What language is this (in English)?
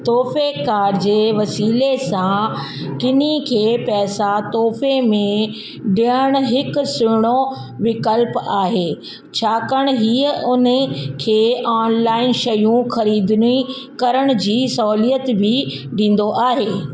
Sindhi